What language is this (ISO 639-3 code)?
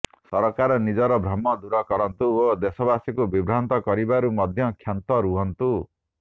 ori